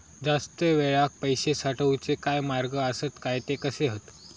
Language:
Marathi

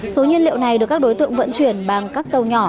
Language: Vietnamese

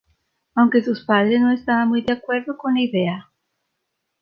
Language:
Spanish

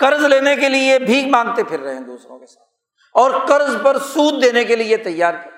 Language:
Urdu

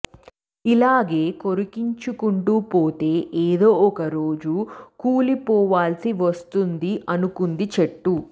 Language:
Telugu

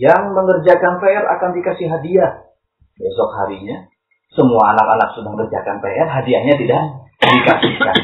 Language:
Indonesian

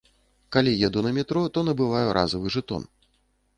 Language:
Belarusian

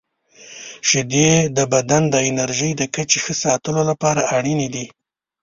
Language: Pashto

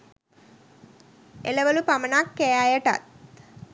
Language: Sinhala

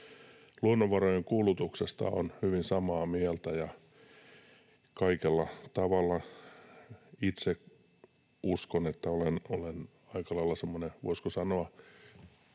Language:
Finnish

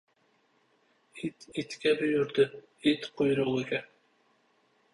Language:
Uzbek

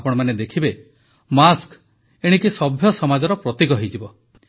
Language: Odia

